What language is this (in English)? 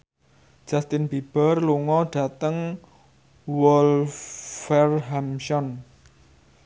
Javanese